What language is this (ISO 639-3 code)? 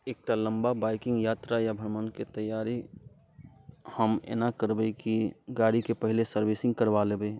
mai